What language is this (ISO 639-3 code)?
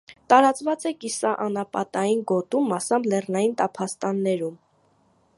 hye